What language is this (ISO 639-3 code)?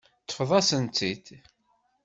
kab